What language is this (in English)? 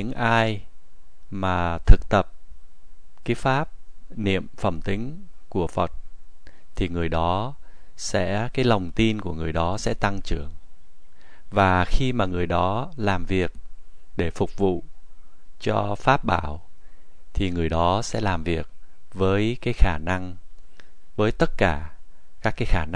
Vietnamese